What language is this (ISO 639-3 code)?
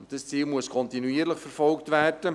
gsw